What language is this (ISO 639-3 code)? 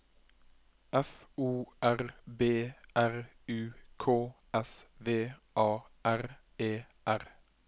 nor